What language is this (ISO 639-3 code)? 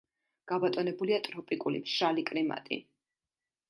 kat